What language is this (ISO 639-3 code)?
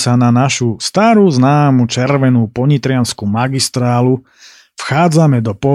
slk